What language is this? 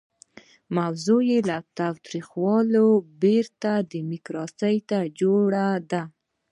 Pashto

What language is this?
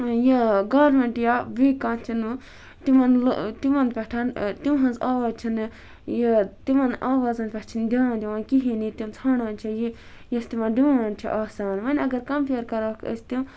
Kashmiri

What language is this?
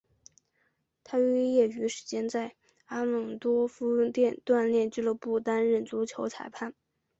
Chinese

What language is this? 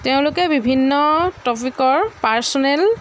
Assamese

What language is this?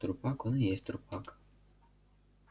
Russian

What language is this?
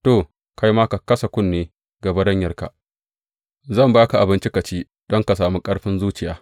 Hausa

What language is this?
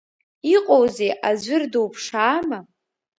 Abkhazian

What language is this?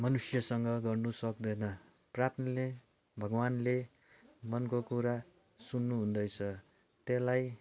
Nepali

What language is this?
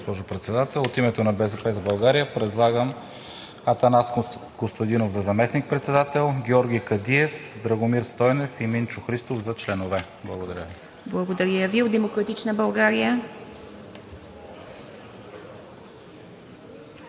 Bulgarian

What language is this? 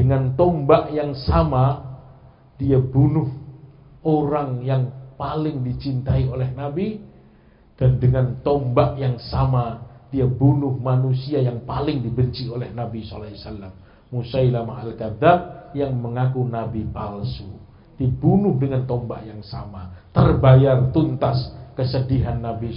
Indonesian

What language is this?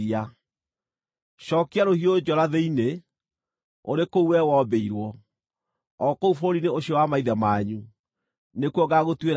Kikuyu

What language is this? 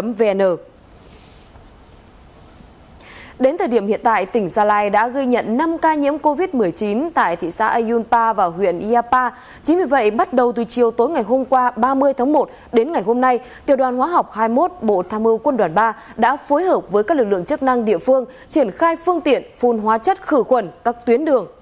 Vietnamese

